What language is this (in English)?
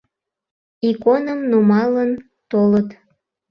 Mari